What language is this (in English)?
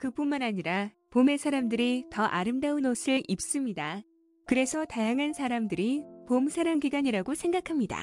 Korean